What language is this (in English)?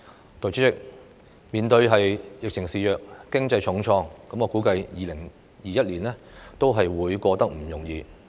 Cantonese